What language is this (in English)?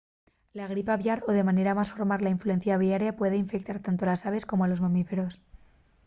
Asturian